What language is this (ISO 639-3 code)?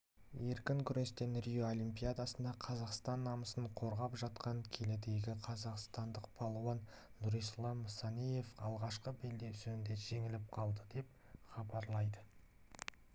kaz